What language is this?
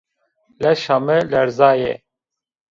Zaza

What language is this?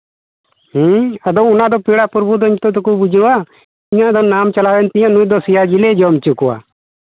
Santali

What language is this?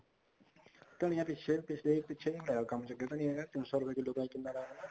Punjabi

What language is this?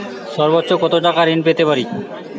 Bangla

